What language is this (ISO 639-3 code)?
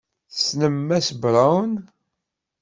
kab